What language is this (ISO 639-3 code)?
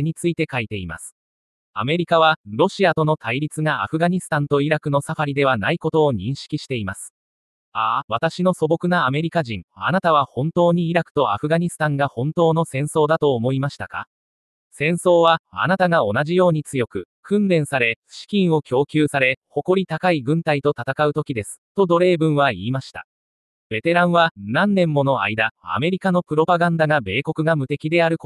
jpn